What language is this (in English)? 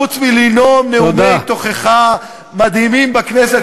Hebrew